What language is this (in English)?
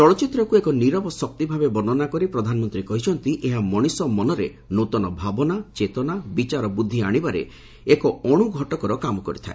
Odia